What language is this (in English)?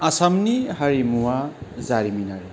Bodo